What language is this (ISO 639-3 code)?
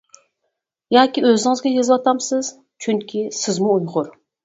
uig